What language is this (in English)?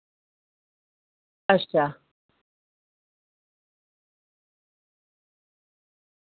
Dogri